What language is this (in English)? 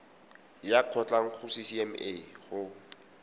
Tswana